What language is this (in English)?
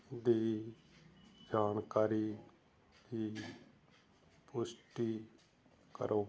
Punjabi